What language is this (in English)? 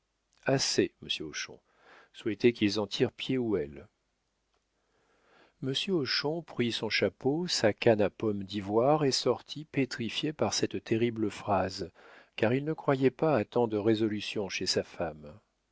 French